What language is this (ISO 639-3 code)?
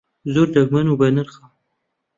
ckb